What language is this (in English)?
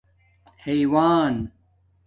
Domaaki